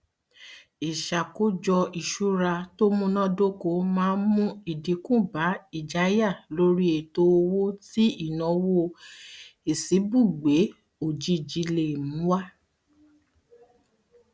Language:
Yoruba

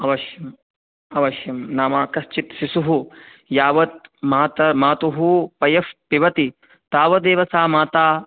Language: Sanskrit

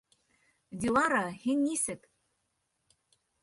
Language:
Bashkir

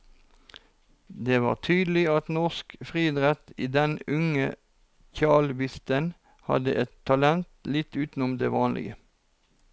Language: Norwegian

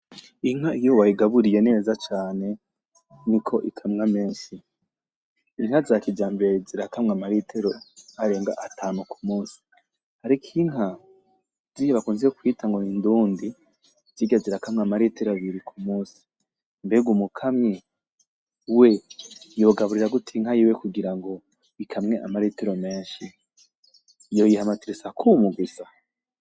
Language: Rundi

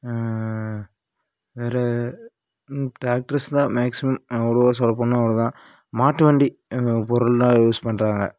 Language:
Tamil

